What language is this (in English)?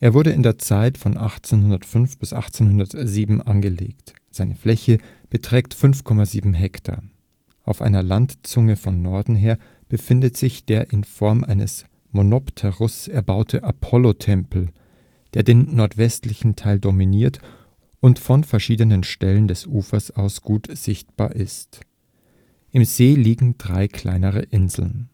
German